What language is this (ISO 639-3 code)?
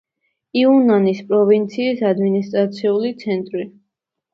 kat